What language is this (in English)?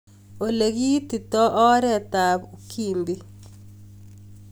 Kalenjin